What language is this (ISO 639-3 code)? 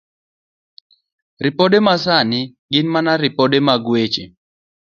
luo